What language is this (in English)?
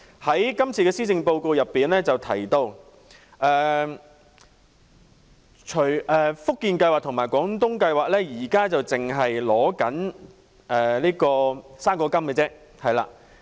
Cantonese